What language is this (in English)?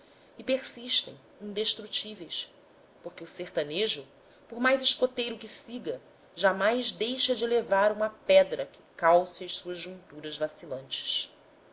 Portuguese